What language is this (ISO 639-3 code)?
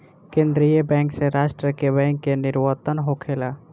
bho